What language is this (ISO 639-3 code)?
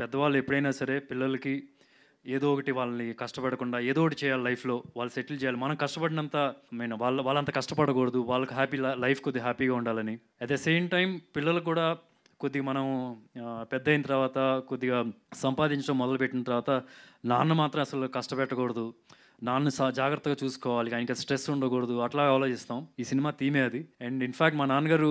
tel